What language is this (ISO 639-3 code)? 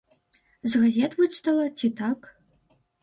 bel